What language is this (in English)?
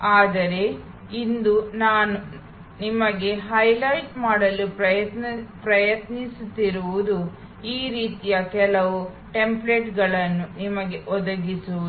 Kannada